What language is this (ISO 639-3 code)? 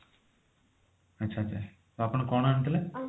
ori